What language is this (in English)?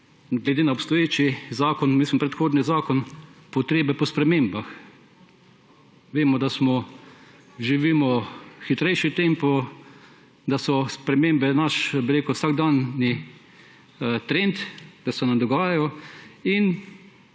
Slovenian